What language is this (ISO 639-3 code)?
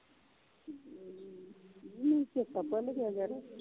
pan